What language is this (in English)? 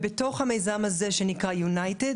Hebrew